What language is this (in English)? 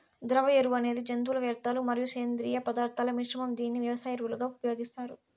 Telugu